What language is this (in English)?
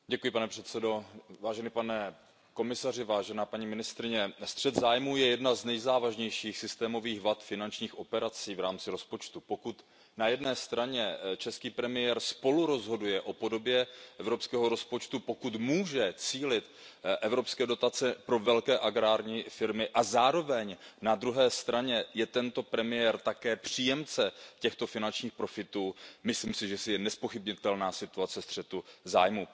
Czech